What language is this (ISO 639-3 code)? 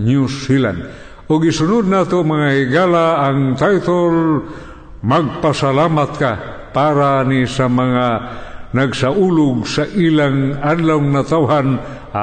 fil